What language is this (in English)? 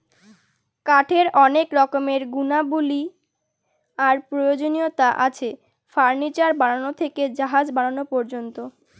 Bangla